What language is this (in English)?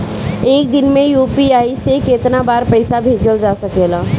Bhojpuri